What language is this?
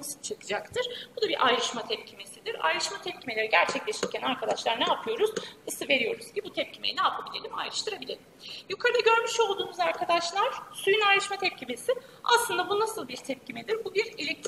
Turkish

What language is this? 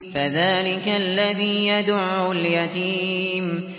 Arabic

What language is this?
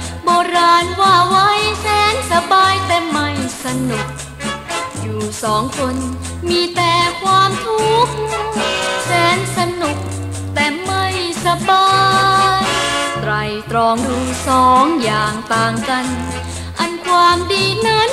Thai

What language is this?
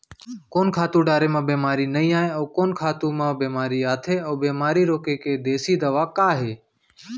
Chhattisgarhi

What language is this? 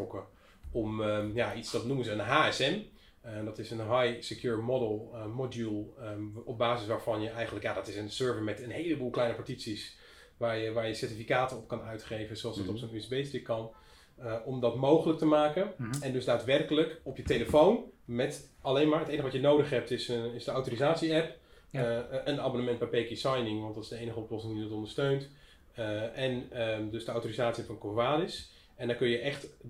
Dutch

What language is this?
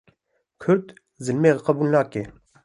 Kurdish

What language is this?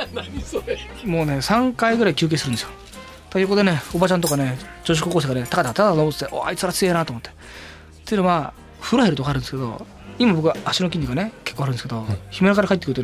Japanese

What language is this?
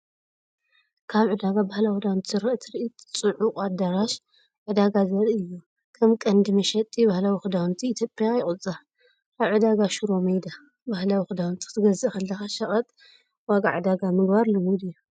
Tigrinya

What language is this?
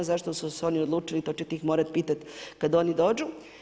Croatian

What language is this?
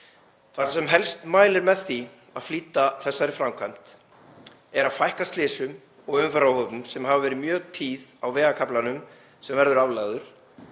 Icelandic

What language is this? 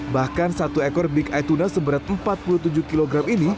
Indonesian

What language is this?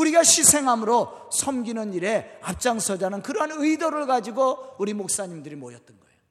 Korean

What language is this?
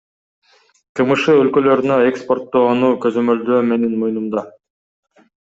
Kyrgyz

